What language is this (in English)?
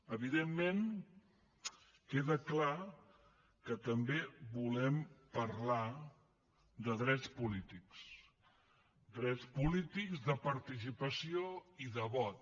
Catalan